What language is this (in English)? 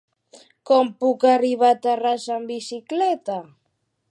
Catalan